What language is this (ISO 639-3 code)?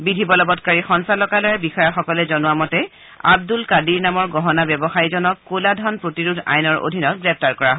asm